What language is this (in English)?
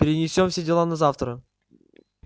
Russian